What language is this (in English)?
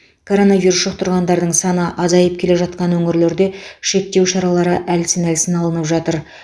Kazakh